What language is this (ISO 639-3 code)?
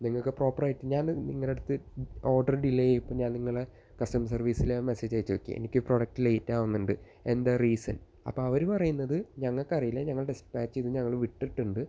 mal